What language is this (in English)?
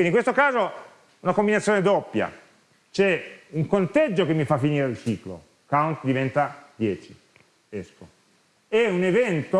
Italian